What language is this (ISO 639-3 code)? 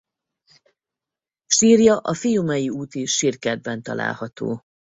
hun